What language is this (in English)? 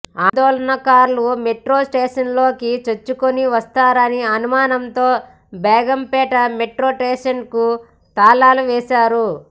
Telugu